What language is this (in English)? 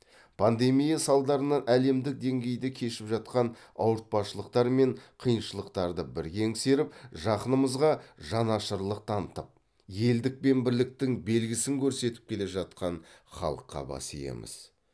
Kazakh